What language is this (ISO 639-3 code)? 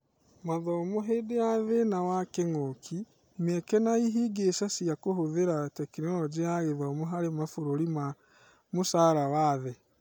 kik